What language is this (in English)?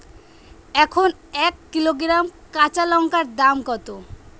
Bangla